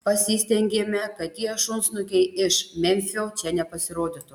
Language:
Lithuanian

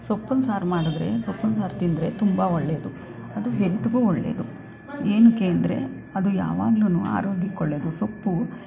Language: Kannada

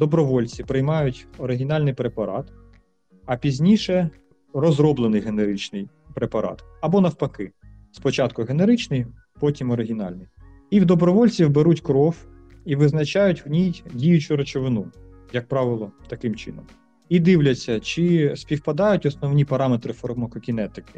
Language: Ukrainian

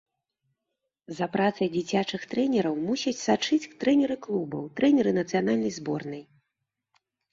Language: Belarusian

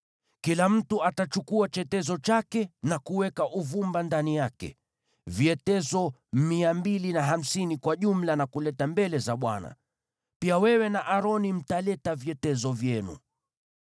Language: Swahili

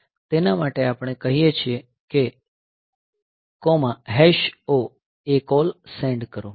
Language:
Gujarati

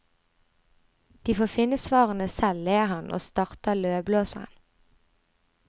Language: Norwegian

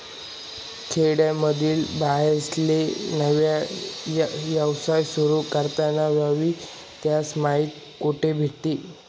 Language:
Marathi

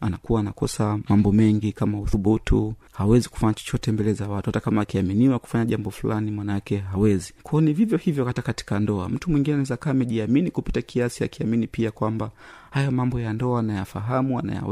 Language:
Swahili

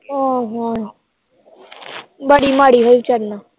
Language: Punjabi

